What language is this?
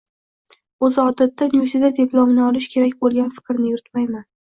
Uzbek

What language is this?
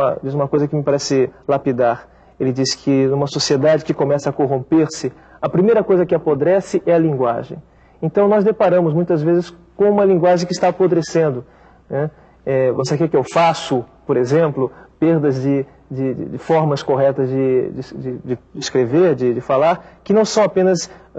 Portuguese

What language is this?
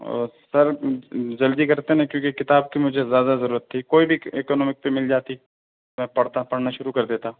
Urdu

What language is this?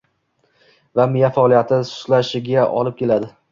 Uzbek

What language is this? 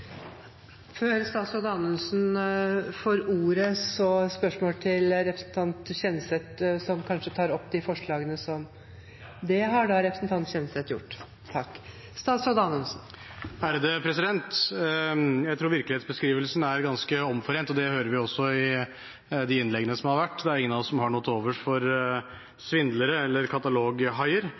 Norwegian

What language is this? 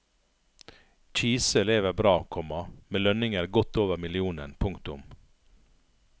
Norwegian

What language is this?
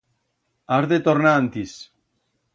Aragonese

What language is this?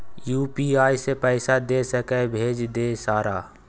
Maithili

